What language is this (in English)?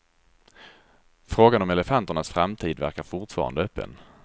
Swedish